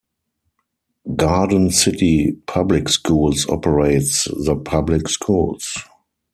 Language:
English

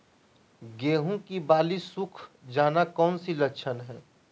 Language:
Magahi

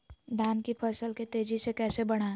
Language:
Magahi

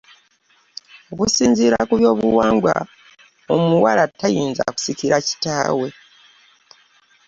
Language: Ganda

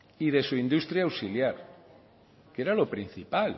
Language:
Spanish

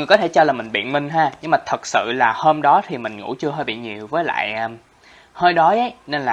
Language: Vietnamese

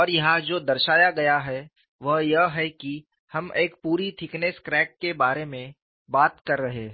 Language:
Hindi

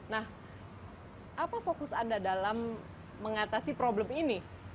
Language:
Indonesian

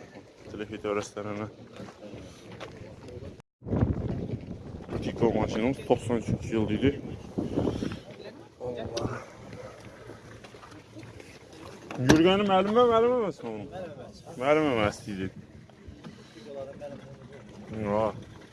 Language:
Turkish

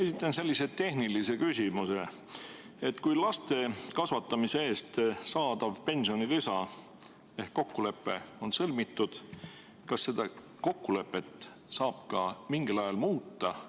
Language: Estonian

